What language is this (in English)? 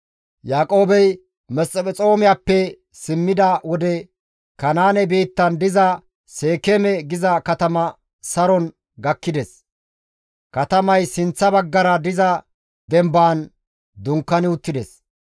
Gamo